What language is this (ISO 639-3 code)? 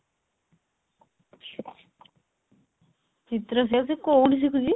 ori